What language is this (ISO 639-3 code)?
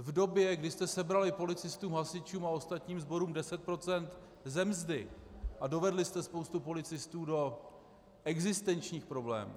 ces